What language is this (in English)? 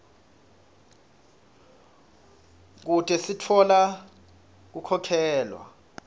Swati